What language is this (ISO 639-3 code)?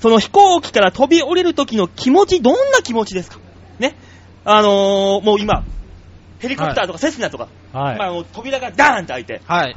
jpn